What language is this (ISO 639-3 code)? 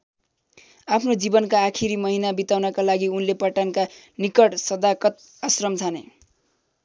nep